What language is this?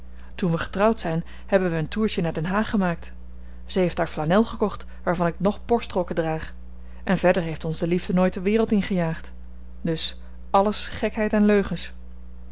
Dutch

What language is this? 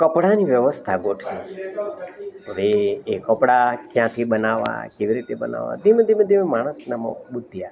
Gujarati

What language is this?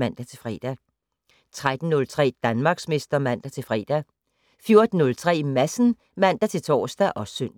Danish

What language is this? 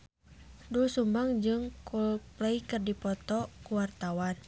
Sundanese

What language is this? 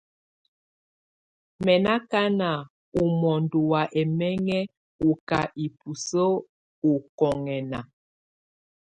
Tunen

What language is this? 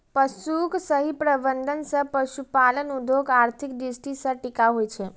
Maithili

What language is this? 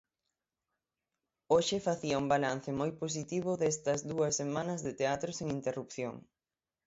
Galician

